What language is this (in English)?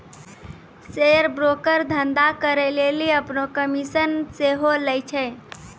Maithili